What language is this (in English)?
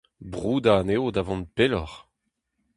Breton